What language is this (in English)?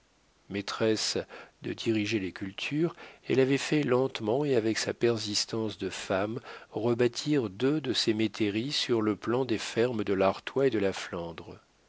French